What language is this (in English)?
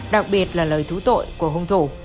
Vietnamese